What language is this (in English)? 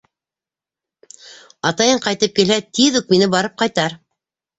Bashkir